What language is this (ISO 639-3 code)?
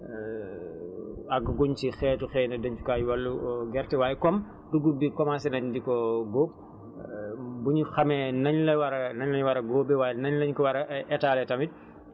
wol